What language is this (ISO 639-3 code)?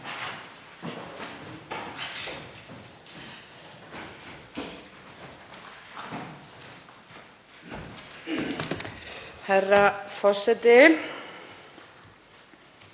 isl